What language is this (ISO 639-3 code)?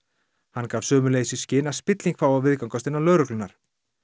isl